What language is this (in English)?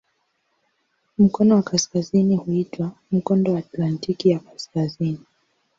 Swahili